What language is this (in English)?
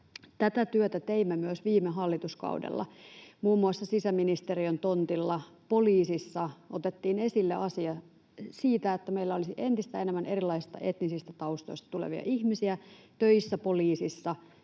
Finnish